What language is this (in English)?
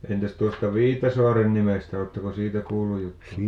Finnish